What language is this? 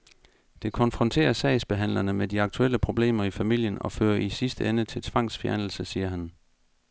Danish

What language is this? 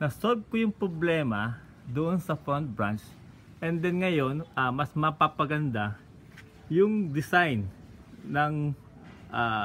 Filipino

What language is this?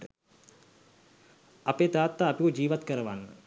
Sinhala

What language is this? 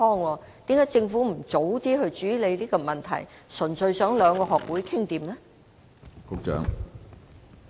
Cantonese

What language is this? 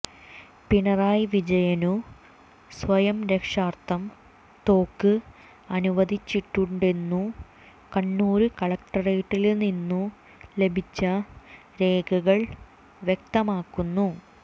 Malayalam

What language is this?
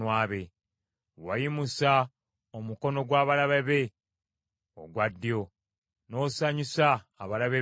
Ganda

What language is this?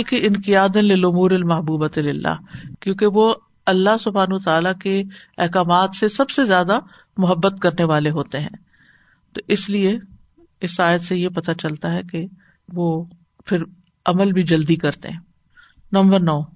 Urdu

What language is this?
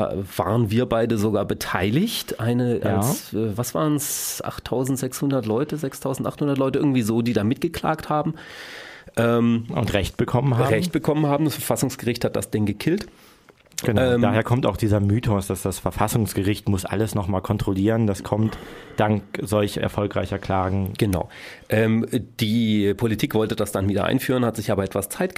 German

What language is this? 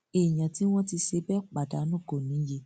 Yoruba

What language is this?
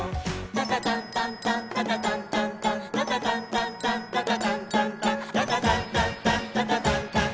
Japanese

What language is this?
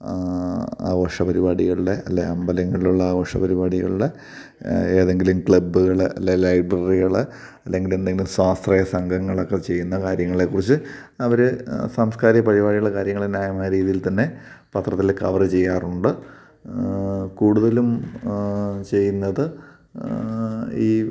Malayalam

